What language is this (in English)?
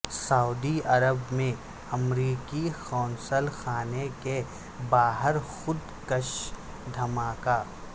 Urdu